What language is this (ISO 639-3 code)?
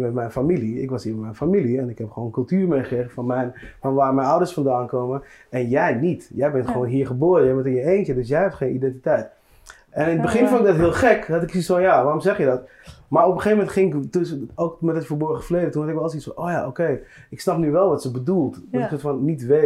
nld